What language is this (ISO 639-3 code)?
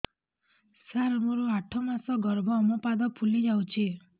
ori